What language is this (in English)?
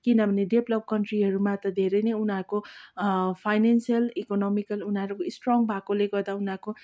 Nepali